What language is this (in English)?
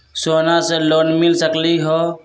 Magahi